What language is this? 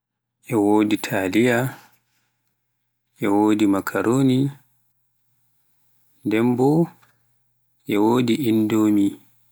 Pular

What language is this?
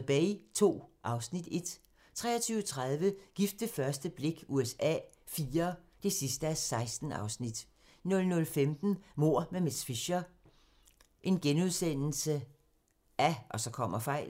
Danish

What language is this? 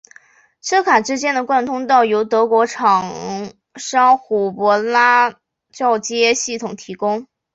Chinese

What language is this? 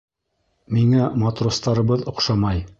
Bashkir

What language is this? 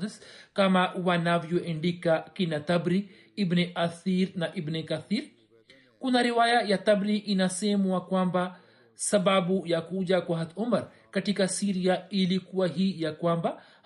Swahili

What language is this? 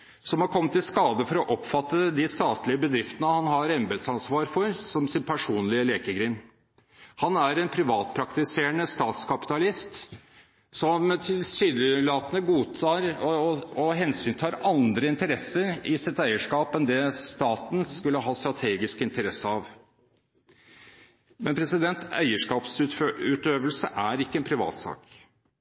Norwegian Bokmål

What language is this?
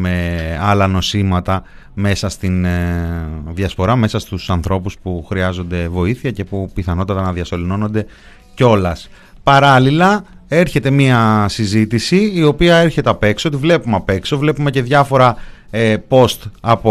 Greek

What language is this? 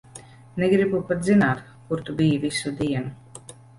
Latvian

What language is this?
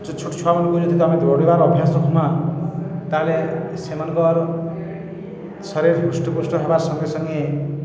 Odia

